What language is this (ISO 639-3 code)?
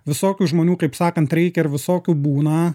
lit